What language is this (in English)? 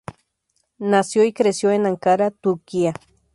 Spanish